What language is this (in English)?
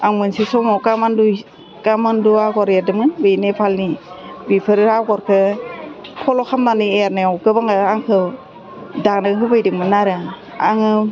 Bodo